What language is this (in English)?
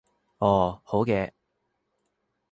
Cantonese